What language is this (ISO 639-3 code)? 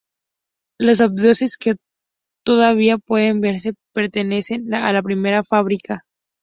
spa